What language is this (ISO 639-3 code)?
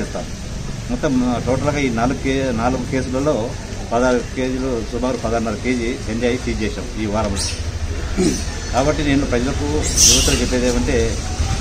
ron